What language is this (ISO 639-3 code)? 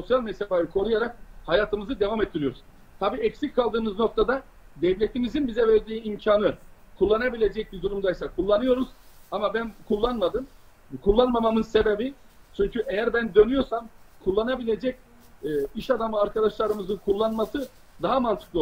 tur